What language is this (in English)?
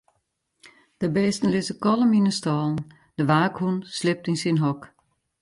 Western Frisian